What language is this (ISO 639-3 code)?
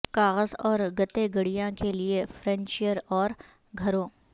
urd